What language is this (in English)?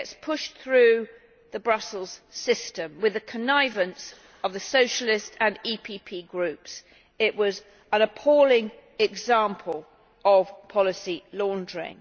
English